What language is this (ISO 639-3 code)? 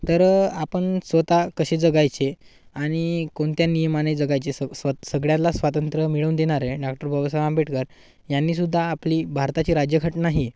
mar